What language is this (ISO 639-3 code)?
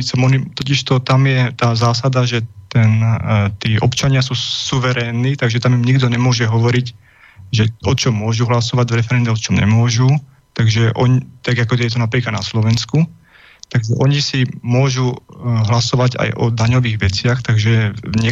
slk